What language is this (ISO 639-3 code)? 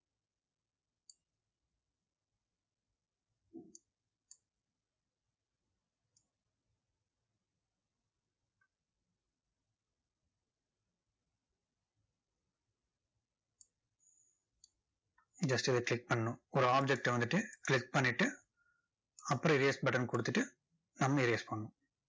tam